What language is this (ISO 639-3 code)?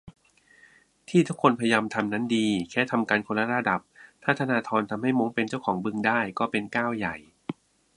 tha